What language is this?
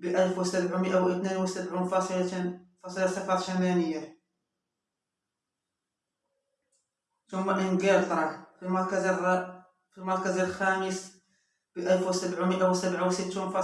Arabic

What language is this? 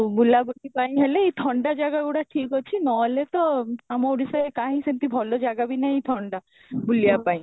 Odia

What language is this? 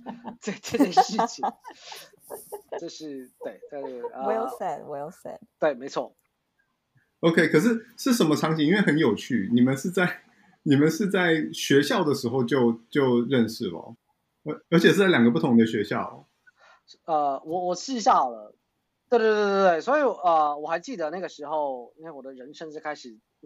Chinese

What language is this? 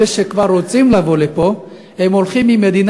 Hebrew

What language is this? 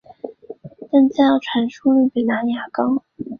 Chinese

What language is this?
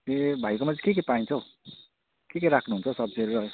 Nepali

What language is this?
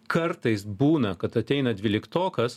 Lithuanian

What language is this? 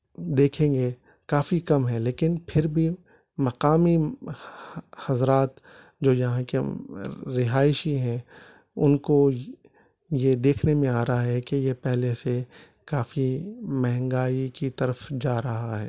Urdu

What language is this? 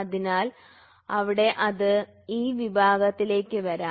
Malayalam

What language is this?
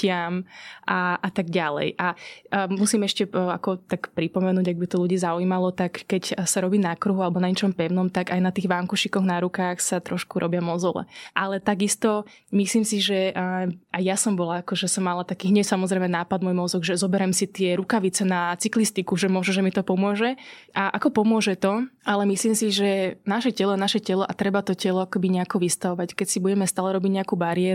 Slovak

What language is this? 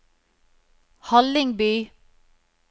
Norwegian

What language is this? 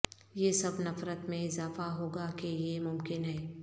Urdu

